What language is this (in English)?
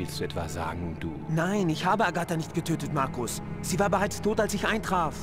German